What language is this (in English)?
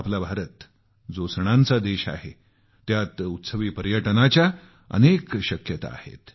Marathi